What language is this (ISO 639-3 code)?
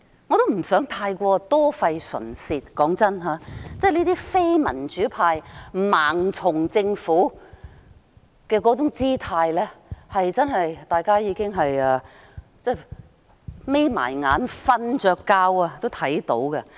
yue